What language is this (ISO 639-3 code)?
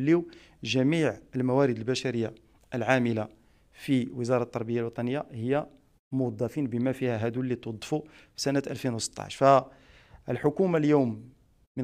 ara